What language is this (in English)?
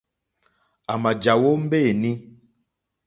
Mokpwe